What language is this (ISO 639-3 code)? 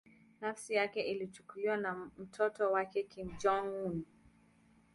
swa